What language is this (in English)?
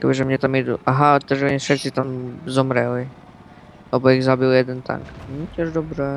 Czech